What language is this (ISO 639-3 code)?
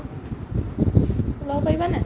asm